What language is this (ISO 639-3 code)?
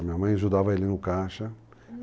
por